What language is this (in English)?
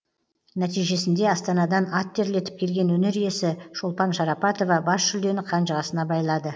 Kazakh